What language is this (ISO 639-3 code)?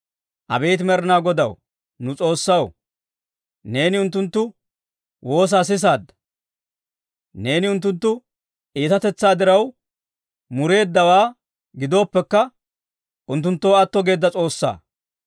dwr